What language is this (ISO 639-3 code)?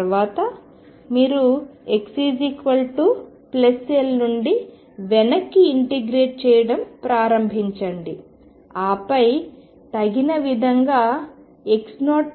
tel